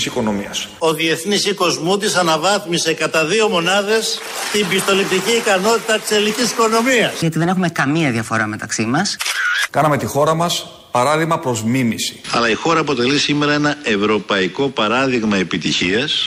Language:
Greek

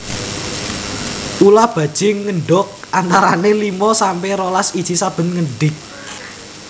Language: Javanese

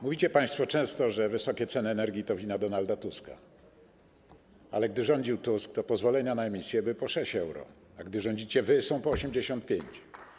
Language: Polish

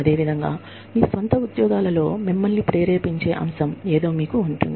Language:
Telugu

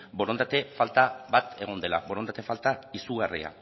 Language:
Basque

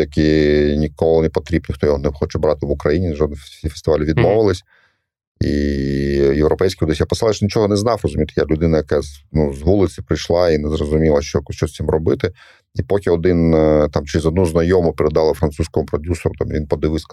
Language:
Ukrainian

